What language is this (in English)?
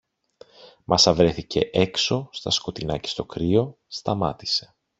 Greek